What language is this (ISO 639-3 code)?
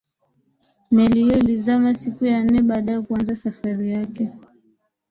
swa